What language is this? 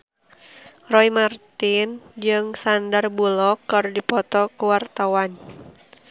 Sundanese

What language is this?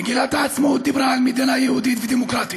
Hebrew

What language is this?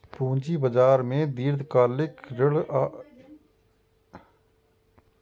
Maithili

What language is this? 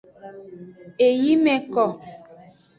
Aja (Benin)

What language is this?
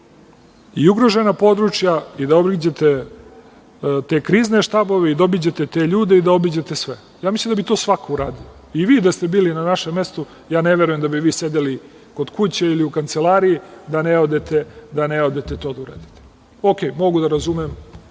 Serbian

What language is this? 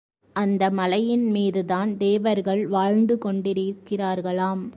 Tamil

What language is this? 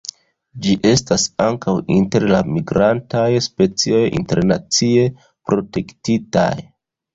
Esperanto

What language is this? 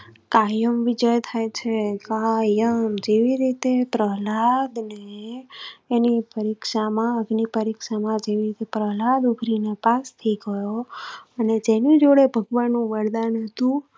Gujarati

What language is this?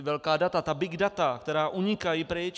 Czech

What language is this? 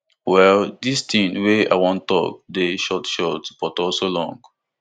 Nigerian Pidgin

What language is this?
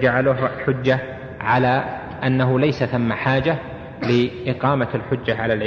Arabic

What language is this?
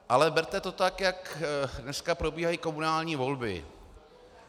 Czech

